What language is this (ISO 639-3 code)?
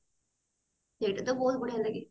ori